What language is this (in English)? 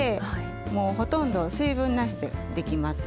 Japanese